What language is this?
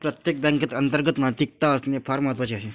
Marathi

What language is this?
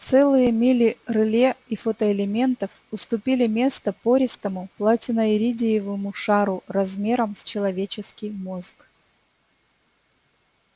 Russian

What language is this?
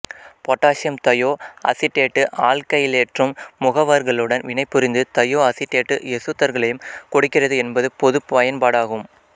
Tamil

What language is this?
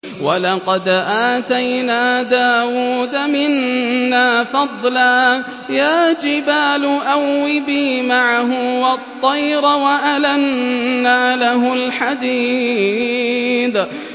Arabic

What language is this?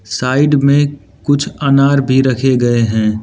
Hindi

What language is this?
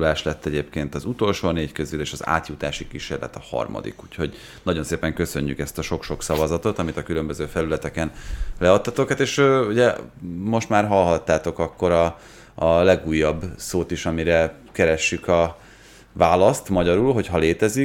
Hungarian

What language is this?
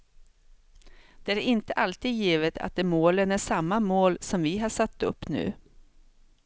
Swedish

